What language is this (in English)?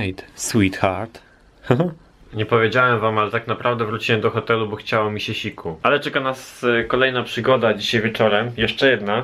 Polish